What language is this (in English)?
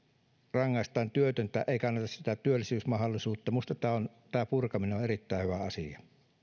Finnish